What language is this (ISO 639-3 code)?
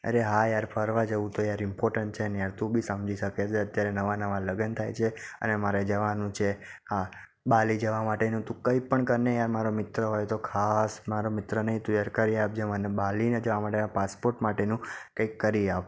guj